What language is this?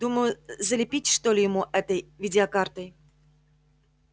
Russian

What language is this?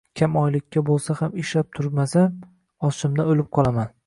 Uzbek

